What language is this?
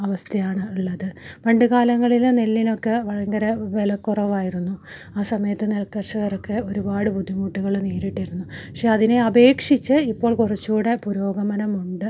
Malayalam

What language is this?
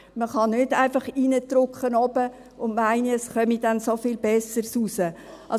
Swiss German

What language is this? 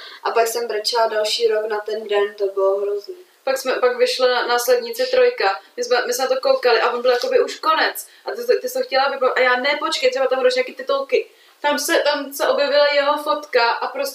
Czech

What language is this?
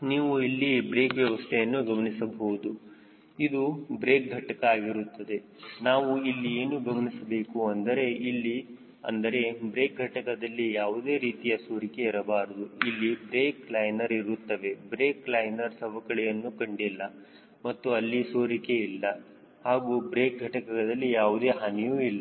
Kannada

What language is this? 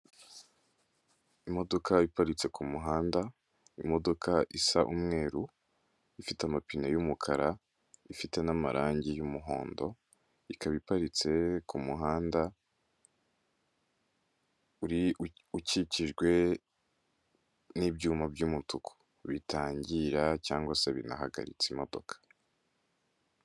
Kinyarwanda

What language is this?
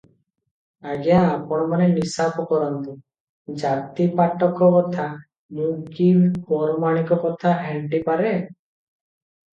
Odia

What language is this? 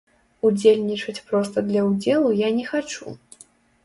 Belarusian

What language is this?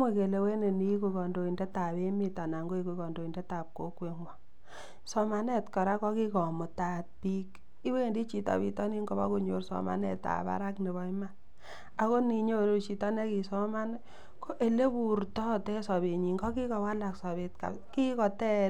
Kalenjin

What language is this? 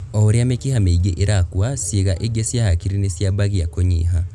Kikuyu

